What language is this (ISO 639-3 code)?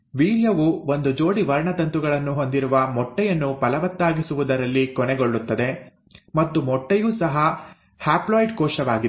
kan